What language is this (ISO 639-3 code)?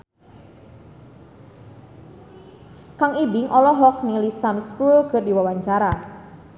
sun